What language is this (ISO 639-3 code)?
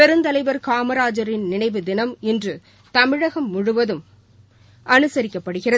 tam